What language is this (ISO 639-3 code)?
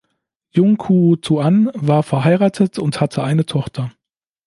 deu